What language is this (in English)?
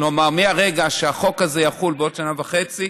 Hebrew